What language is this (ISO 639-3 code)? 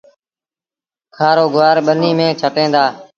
sbn